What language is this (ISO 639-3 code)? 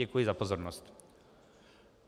ces